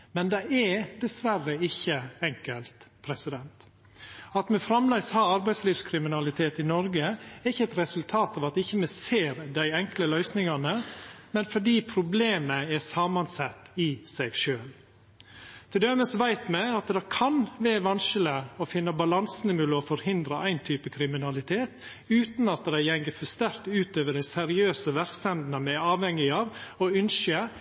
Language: Norwegian Nynorsk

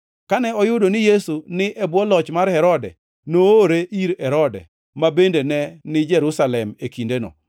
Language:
Luo (Kenya and Tanzania)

